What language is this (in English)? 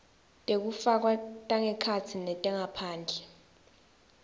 Swati